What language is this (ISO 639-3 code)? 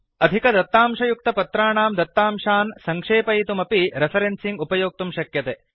san